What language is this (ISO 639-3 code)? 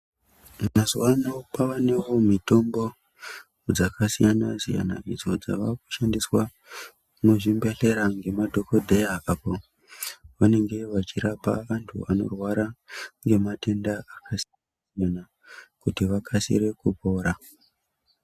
ndc